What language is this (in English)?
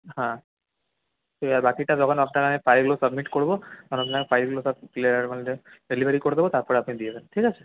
Bangla